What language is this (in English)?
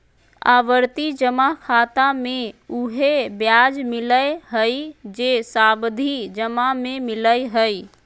Magahi